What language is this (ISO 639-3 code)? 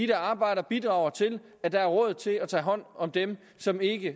dan